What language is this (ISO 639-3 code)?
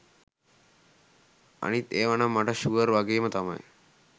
sin